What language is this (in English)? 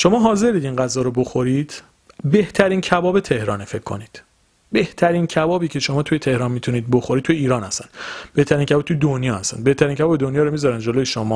Persian